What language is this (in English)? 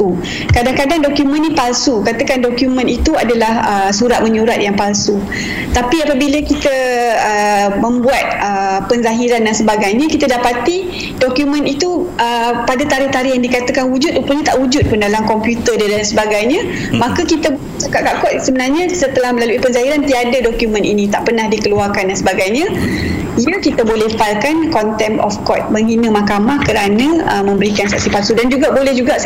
Malay